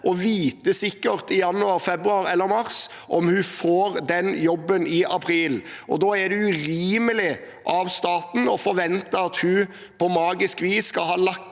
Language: Norwegian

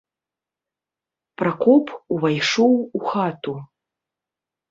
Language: Belarusian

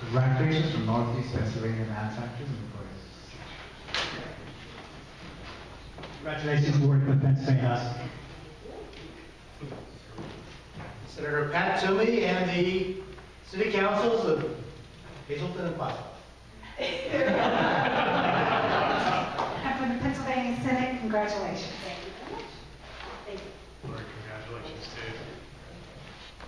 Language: English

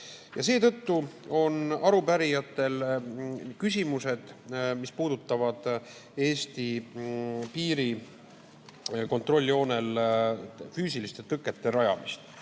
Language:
Estonian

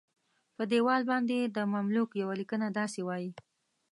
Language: Pashto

